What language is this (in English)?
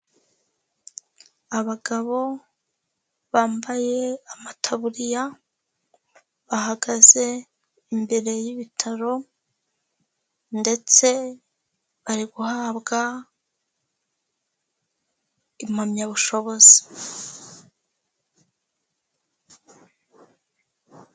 Kinyarwanda